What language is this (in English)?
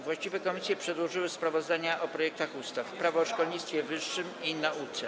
Polish